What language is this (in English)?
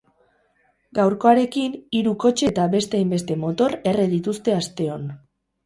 Basque